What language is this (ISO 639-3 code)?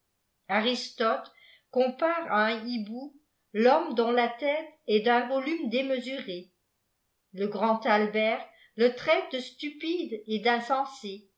fra